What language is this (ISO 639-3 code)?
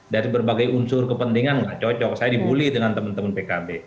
ind